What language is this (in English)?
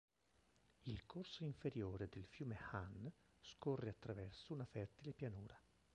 Italian